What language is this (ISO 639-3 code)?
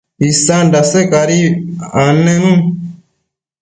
mcf